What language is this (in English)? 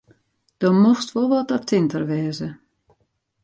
Western Frisian